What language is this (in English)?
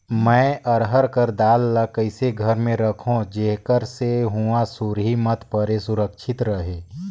Chhattisgarhi